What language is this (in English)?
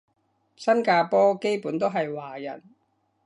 Cantonese